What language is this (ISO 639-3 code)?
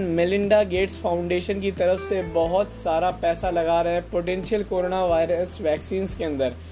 hin